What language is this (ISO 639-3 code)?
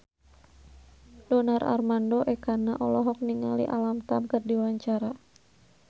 sun